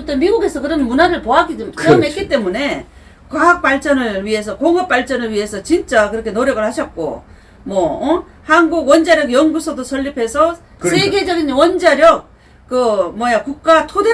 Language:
Korean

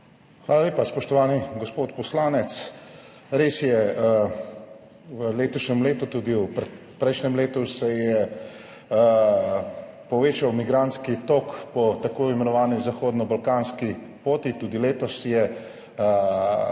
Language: Slovenian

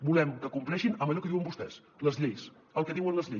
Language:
Catalan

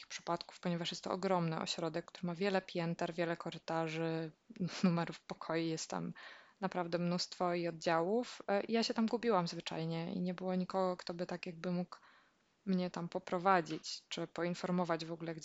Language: Polish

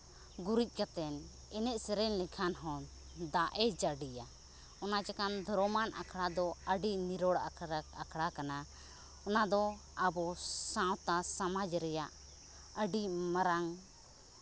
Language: Santali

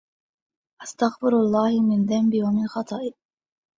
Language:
Arabic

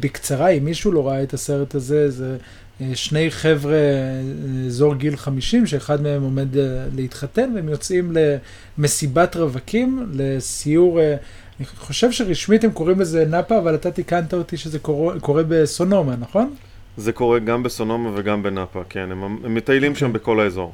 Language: Hebrew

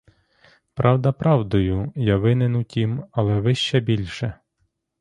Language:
Ukrainian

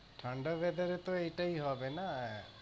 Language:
Bangla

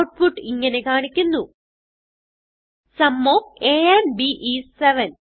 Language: Malayalam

